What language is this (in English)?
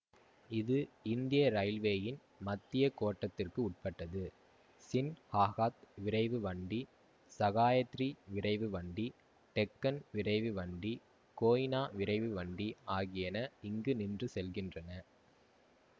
Tamil